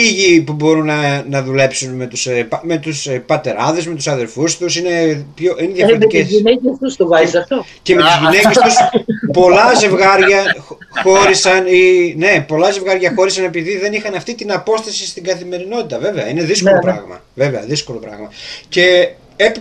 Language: Greek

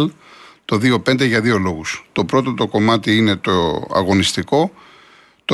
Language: Greek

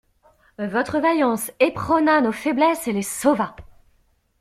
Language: French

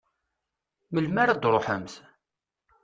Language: Kabyle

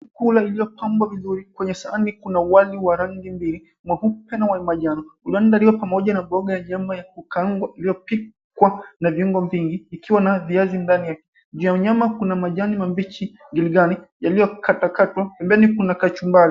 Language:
Swahili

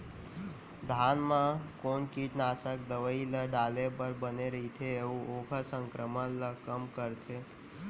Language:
Chhattisgarhi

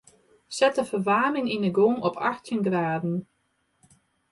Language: Western Frisian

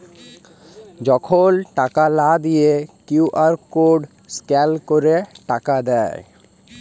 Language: Bangla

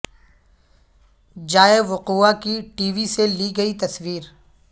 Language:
Urdu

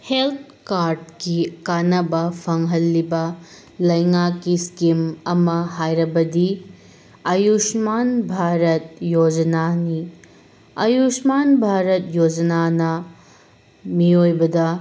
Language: Manipuri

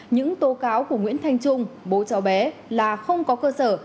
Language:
Vietnamese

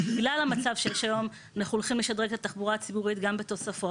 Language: Hebrew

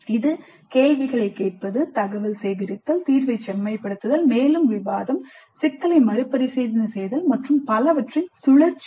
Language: Tamil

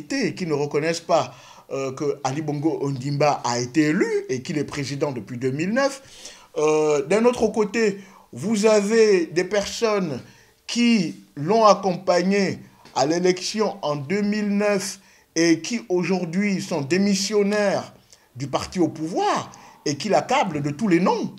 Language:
French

